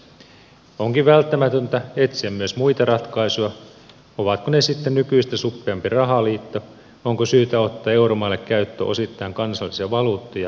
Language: Finnish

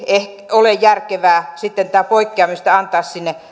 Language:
Finnish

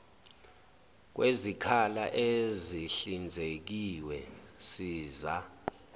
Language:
Zulu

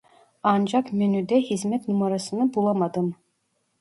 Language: Turkish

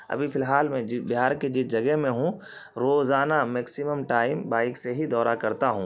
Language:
Urdu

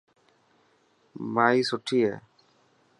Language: Dhatki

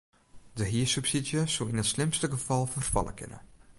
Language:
Western Frisian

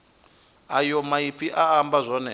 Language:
Venda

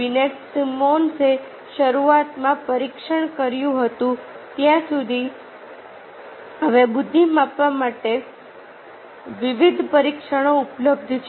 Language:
Gujarati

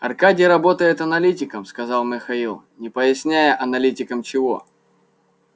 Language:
Russian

